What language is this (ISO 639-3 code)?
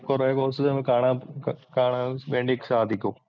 mal